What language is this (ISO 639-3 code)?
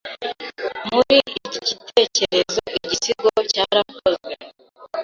kin